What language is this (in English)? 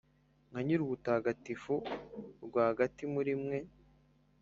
Kinyarwanda